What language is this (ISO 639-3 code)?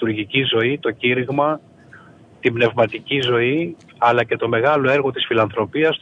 ell